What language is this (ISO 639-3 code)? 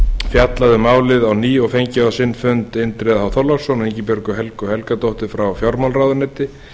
isl